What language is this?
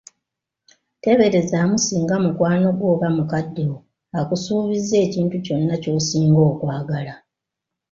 Ganda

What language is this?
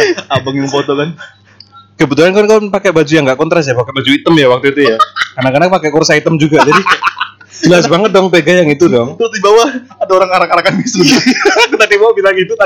Indonesian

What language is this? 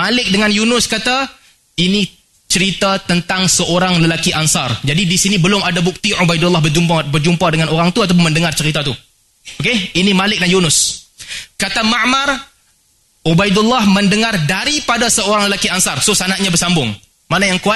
Malay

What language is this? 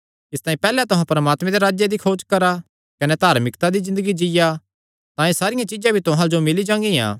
Kangri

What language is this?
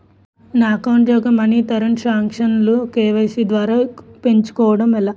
Telugu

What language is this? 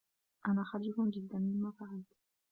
Arabic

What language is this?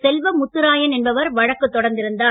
Tamil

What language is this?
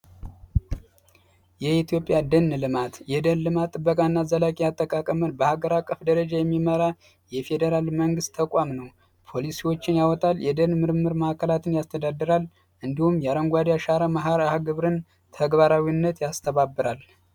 Amharic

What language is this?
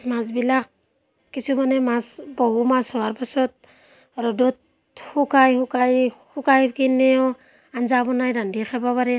Assamese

